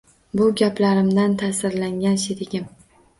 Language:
Uzbek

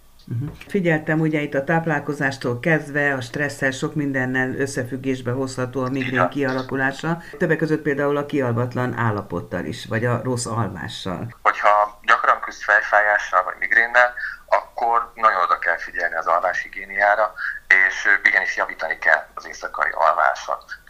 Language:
Hungarian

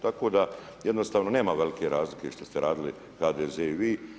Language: Croatian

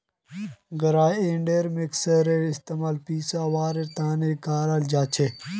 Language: Magahi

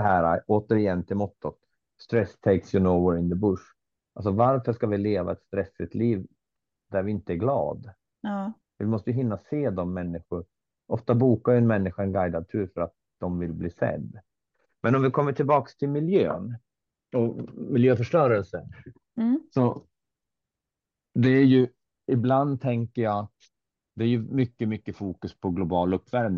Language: Swedish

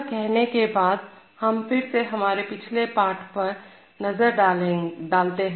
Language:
Hindi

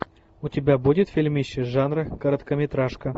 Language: Russian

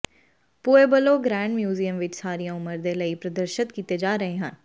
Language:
Punjabi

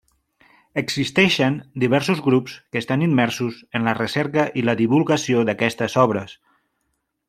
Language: Catalan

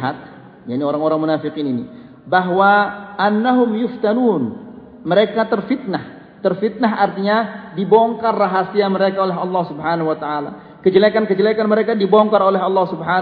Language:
Malay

